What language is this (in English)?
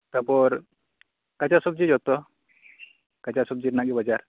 Santali